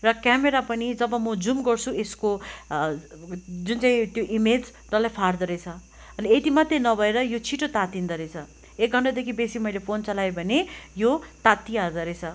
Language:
Nepali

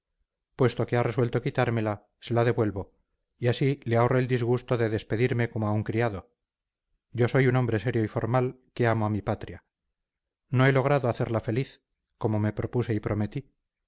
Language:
Spanish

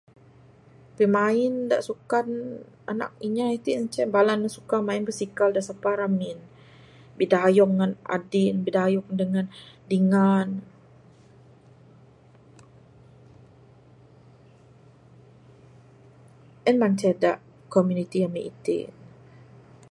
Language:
Bukar-Sadung Bidayuh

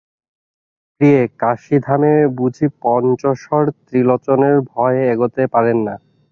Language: Bangla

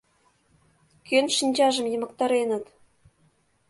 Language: Mari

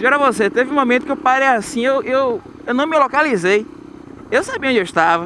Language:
Portuguese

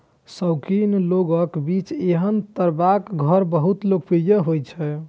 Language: Maithili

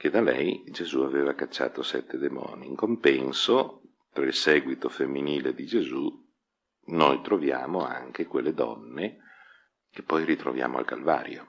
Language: Italian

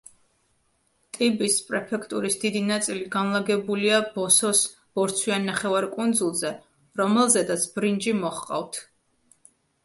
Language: Georgian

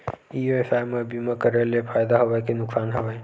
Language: Chhattisgarhi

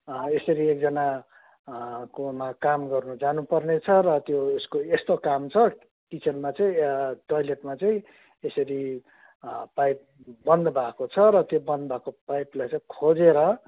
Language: Nepali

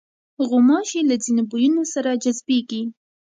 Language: Pashto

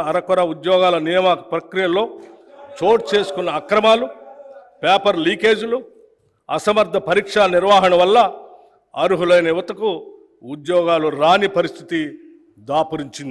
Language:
Telugu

